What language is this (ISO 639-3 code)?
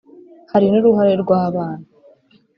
kin